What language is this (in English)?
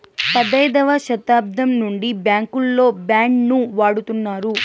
Telugu